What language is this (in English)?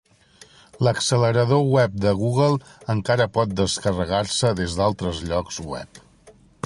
Catalan